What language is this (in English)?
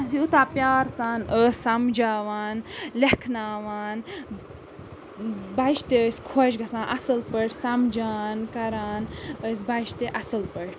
Kashmiri